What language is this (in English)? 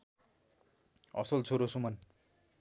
Nepali